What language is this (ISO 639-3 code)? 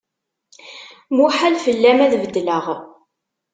kab